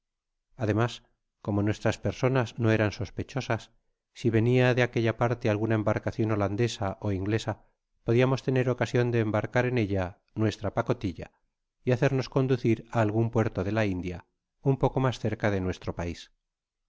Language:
Spanish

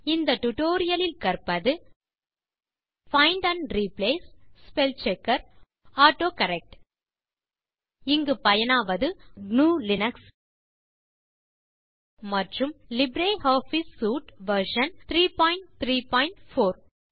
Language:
Tamil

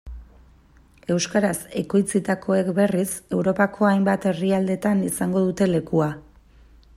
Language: Basque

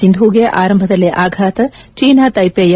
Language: Kannada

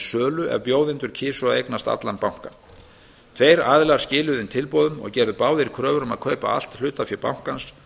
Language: Icelandic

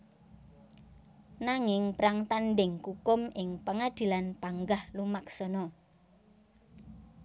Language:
Javanese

